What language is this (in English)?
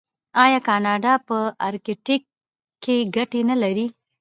Pashto